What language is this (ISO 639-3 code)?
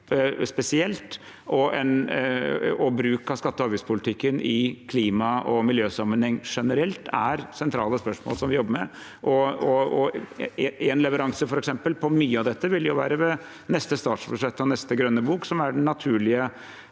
nor